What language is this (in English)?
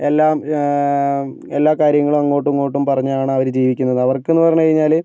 Malayalam